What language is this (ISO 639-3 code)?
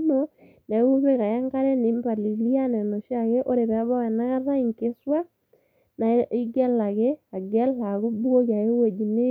mas